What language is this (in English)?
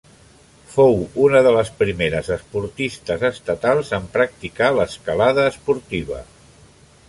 Catalan